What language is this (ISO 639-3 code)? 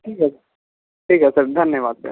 hin